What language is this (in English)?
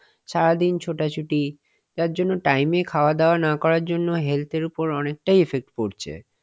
Bangla